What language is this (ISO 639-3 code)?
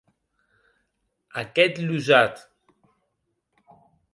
oci